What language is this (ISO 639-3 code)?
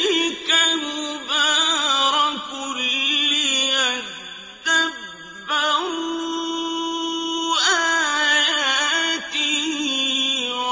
ara